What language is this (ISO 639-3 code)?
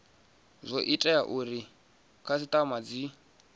ven